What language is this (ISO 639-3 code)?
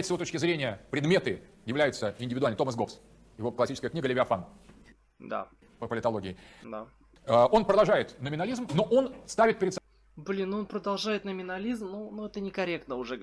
rus